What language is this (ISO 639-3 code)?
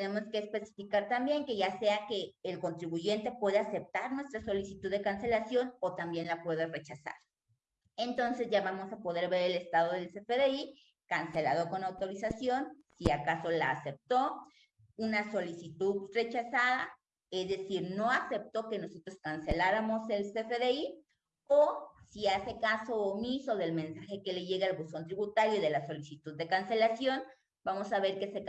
spa